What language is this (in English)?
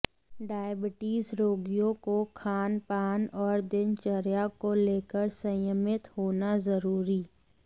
Hindi